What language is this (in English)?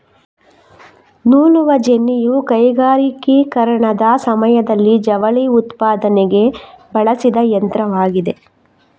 Kannada